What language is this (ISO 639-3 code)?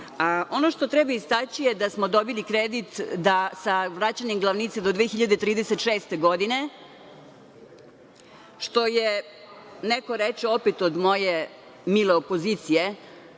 srp